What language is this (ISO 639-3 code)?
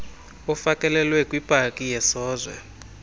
xho